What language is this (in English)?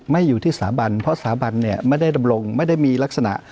Thai